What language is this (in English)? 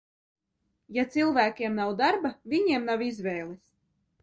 Latvian